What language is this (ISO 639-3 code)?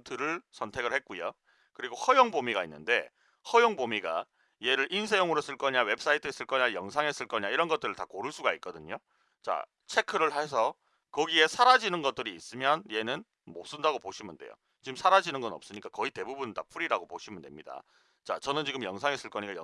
kor